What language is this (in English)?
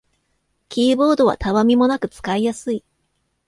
Japanese